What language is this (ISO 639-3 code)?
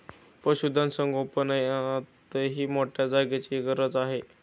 mar